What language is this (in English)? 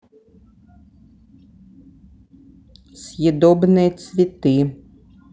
Russian